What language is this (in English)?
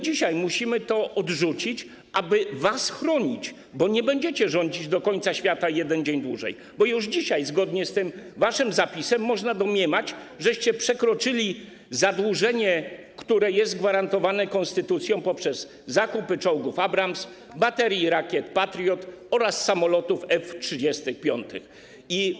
Polish